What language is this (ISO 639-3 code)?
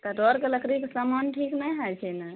mai